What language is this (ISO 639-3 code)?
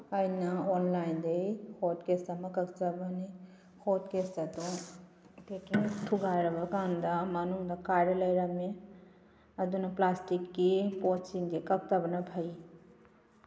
mni